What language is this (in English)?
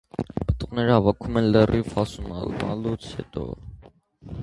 Armenian